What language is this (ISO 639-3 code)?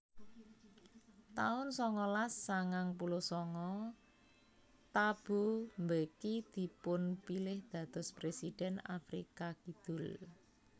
jav